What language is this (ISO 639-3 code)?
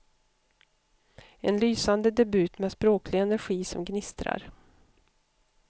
swe